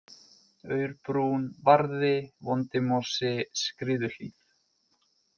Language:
Icelandic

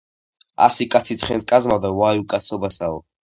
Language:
Georgian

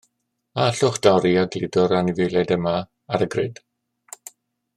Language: Welsh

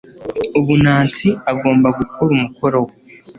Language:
Kinyarwanda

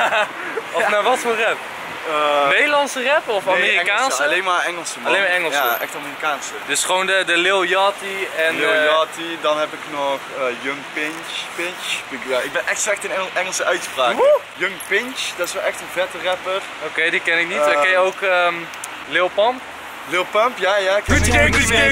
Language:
Dutch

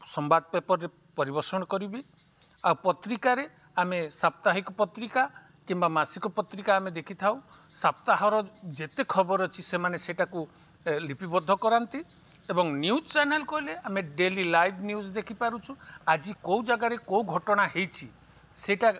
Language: Odia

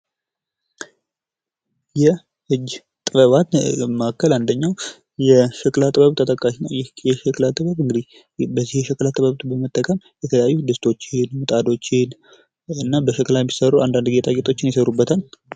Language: Amharic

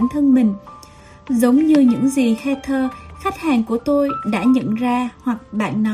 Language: Vietnamese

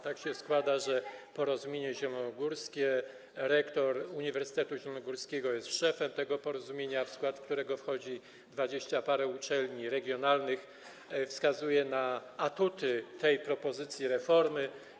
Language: Polish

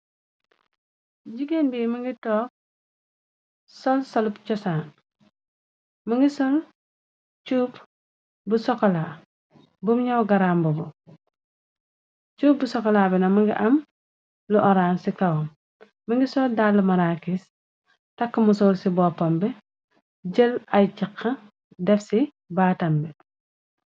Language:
Wolof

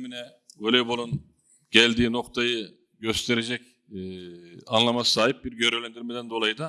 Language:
Turkish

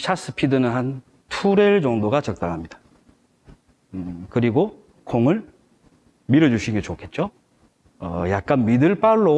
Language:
Korean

